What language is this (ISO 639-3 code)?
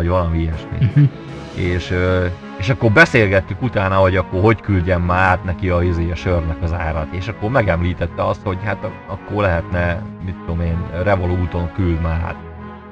hun